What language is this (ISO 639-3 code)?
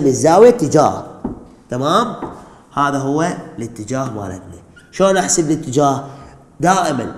ara